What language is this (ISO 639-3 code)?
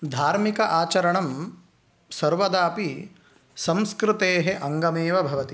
san